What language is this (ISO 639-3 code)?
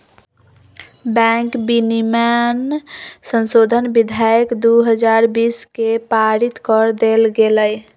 mag